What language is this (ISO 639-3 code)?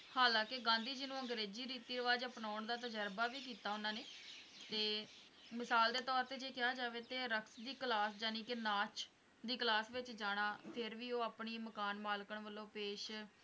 pan